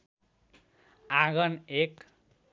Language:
Nepali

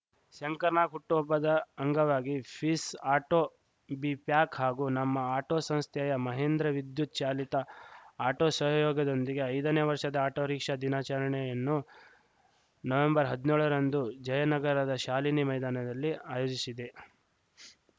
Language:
Kannada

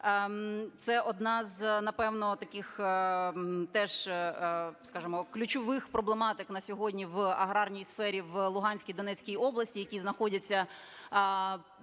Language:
Ukrainian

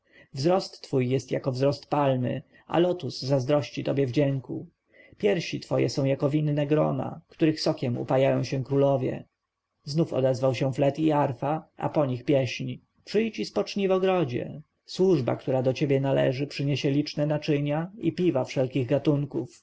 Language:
Polish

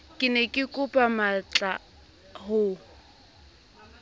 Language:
Southern Sotho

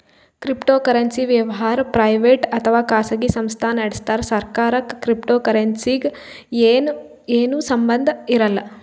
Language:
Kannada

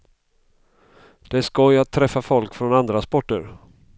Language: Swedish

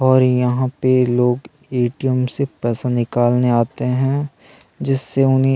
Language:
Hindi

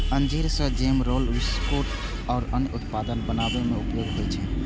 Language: Maithili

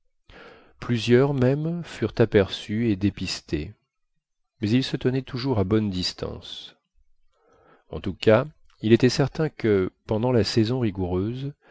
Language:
French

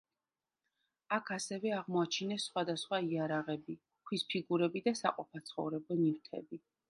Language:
Georgian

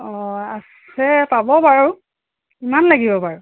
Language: Assamese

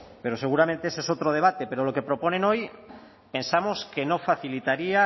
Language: Spanish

